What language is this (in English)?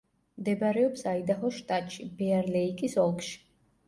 Georgian